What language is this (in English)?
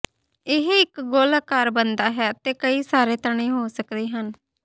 Punjabi